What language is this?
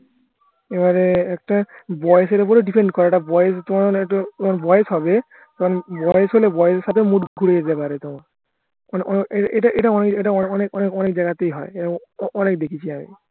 Bangla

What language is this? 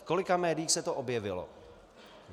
Czech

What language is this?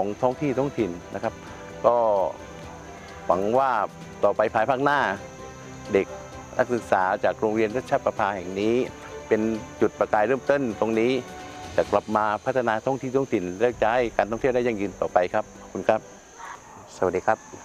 Thai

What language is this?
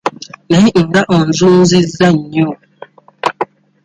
Ganda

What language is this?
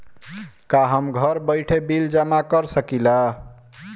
Bhojpuri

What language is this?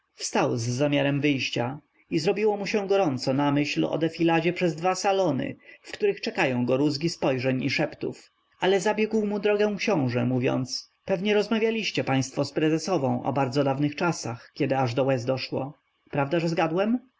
Polish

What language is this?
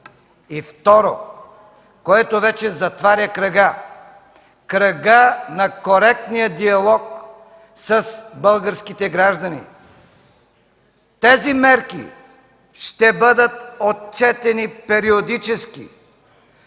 Bulgarian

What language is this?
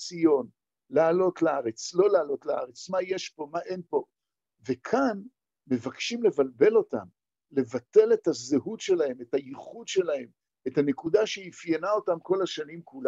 Hebrew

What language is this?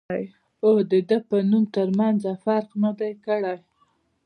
Pashto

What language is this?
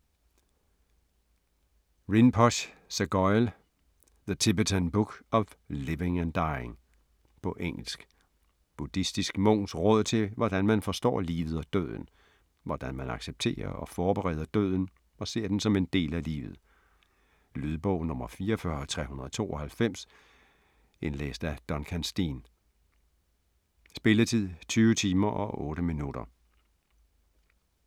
Danish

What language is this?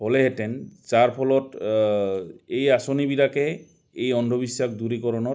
Assamese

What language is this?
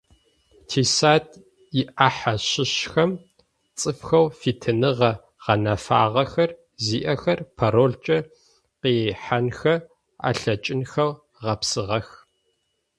Adyghe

